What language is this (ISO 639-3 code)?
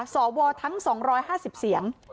tha